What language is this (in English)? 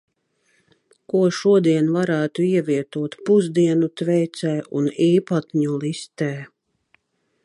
Latvian